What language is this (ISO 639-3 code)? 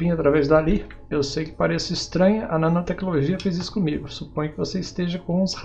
por